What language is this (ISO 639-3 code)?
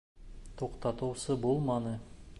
bak